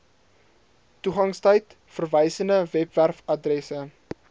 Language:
Afrikaans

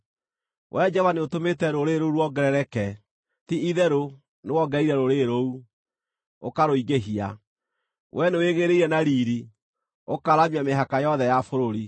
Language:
Kikuyu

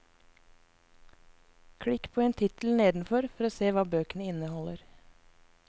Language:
Norwegian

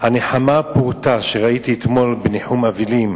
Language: Hebrew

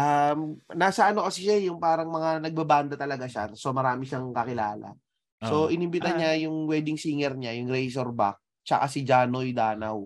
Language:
Filipino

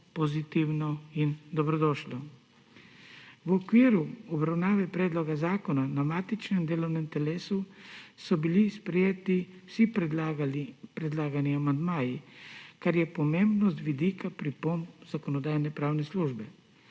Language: Slovenian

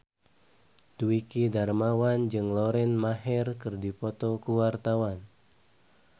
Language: Sundanese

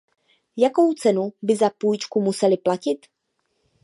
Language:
Czech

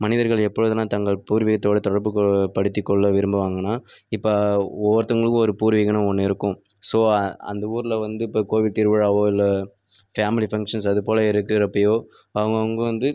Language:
Tamil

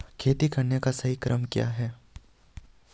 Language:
Hindi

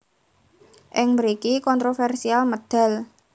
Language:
Javanese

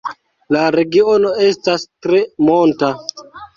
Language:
Esperanto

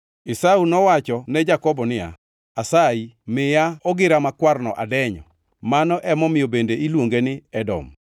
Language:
Luo (Kenya and Tanzania)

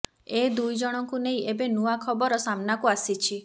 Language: Odia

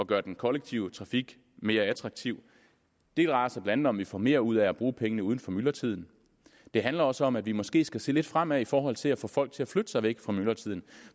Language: Danish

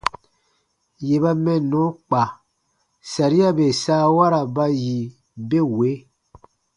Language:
Baatonum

